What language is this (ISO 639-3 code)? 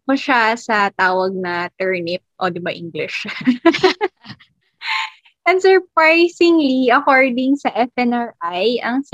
fil